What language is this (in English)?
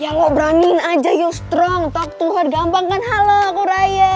Indonesian